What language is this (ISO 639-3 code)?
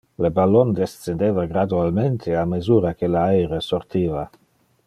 ina